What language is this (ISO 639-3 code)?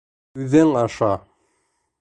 bak